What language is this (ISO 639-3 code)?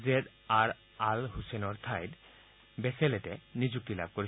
asm